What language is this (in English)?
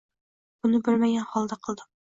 Uzbek